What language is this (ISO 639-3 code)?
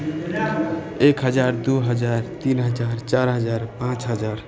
mai